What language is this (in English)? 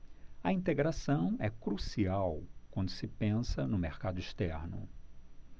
Portuguese